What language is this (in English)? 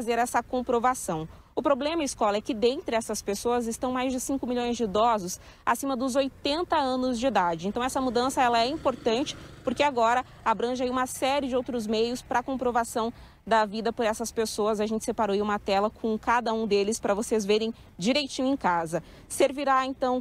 Portuguese